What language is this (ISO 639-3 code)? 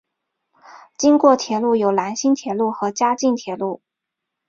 zho